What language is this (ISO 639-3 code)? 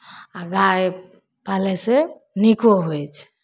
mai